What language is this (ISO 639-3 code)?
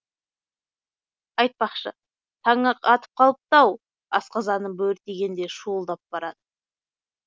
kaz